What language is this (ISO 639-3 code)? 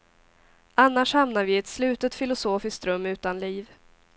swe